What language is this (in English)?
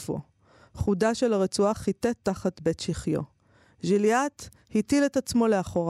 Hebrew